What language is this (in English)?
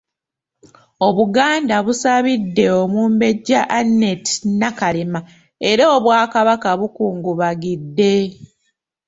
Ganda